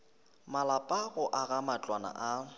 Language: Northern Sotho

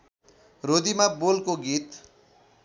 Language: Nepali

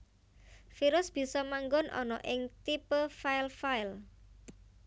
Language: Javanese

